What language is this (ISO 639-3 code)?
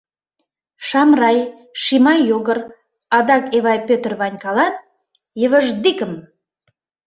chm